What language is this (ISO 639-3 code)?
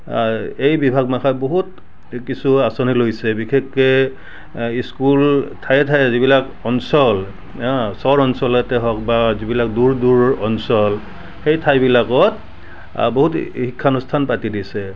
asm